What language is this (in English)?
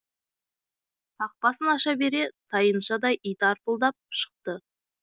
Kazakh